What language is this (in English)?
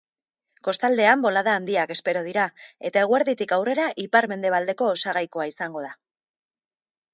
Basque